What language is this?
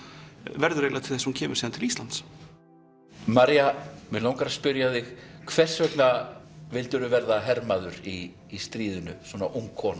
Icelandic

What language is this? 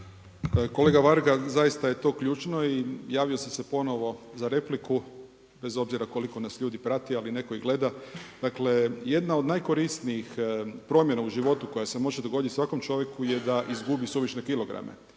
Croatian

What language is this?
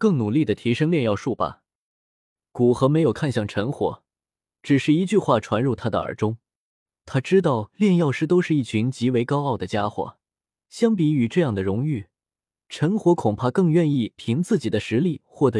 Chinese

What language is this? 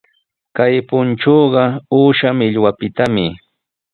Sihuas Ancash Quechua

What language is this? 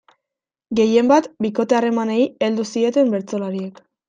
Basque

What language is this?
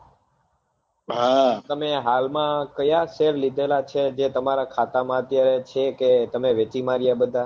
Gujarati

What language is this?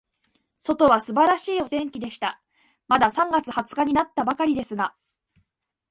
Japanese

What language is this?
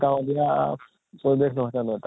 Assamese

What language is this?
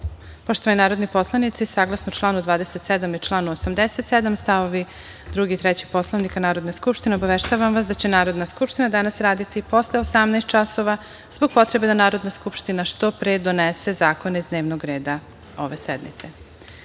Serbian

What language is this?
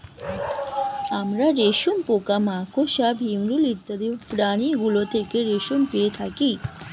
Bangla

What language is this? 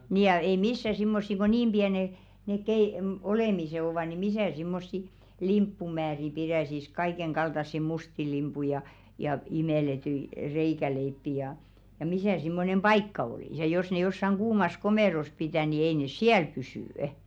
Finnish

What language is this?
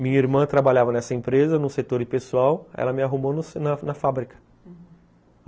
Portuguese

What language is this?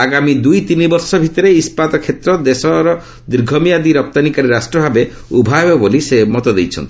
Odia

